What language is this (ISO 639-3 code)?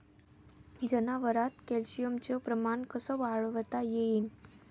mar